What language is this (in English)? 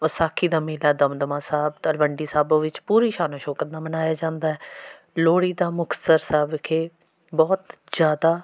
Punjabi